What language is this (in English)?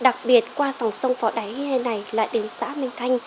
Vietnamese